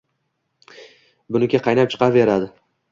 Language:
Uzbek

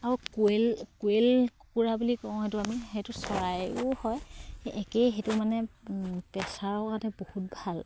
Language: Assamese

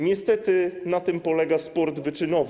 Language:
Polish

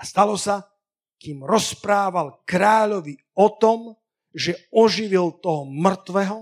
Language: Slovak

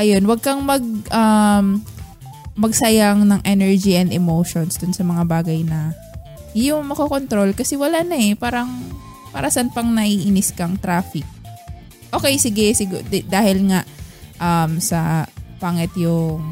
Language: Filipino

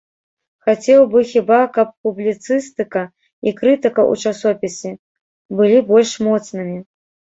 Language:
Belarusian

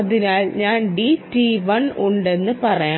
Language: Malayalam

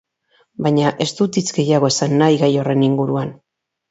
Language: Basque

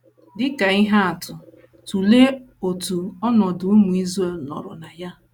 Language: Igbo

